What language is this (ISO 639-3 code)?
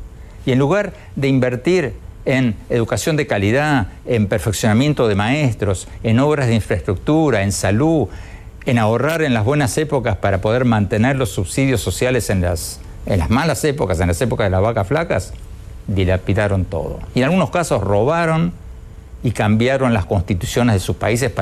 spa